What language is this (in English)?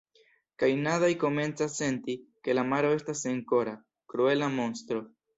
Esperanto